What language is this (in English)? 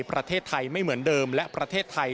Thai